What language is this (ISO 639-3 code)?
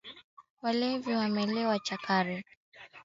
swa